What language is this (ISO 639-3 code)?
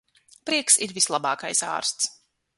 lav